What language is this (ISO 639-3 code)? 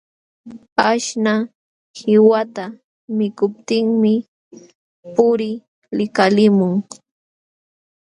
qxw